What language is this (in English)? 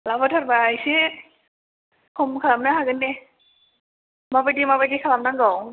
Bodo